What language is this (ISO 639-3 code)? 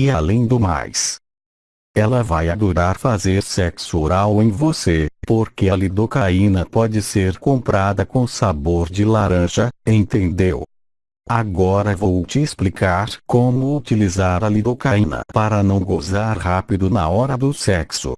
por